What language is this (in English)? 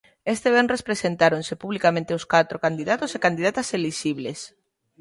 Galician